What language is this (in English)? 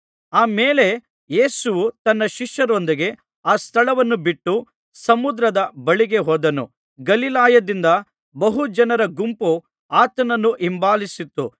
Kannada